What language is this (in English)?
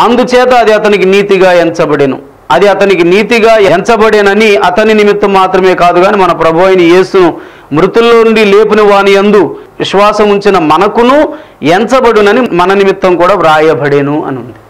Telugu